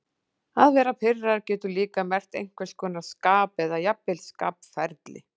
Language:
Icelandic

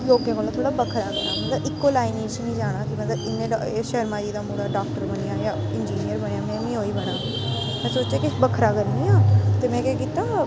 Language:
Dogri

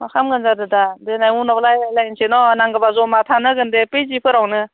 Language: Bodo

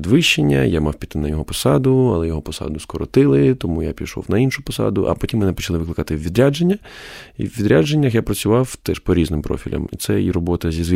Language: Ukrainian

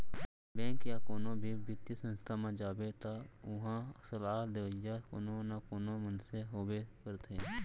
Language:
Chhattisgarhi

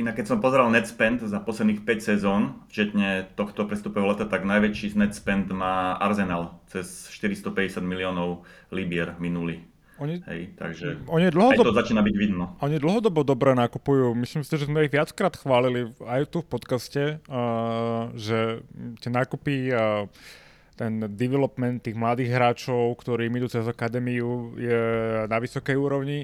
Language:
Slovak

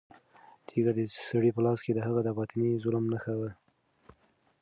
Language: Pashto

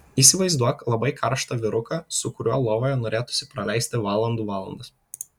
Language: Lithuanian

